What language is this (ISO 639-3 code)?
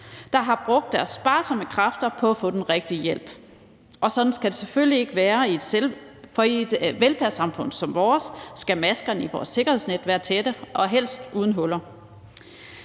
dan